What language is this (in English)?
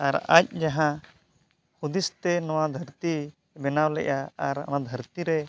Santali